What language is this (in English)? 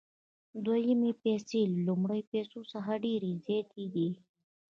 Pashto